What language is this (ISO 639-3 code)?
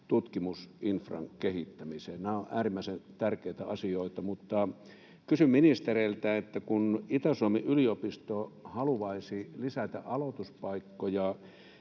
fin